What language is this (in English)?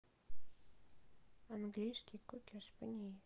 Russian